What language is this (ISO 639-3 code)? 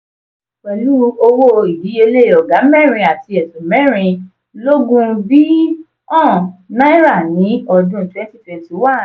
yor